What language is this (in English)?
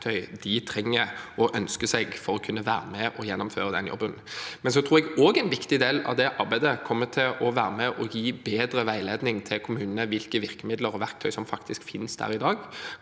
Norwegian